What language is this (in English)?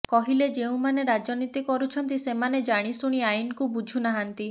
Odia